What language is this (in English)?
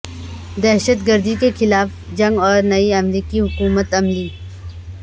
Urdu